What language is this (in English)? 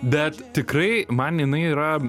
Lithuanian